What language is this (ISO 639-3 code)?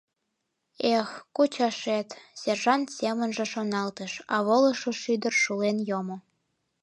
chm